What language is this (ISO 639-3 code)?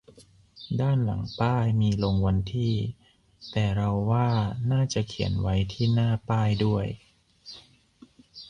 tha